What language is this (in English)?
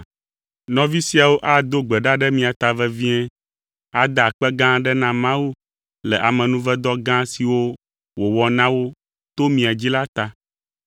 Ewe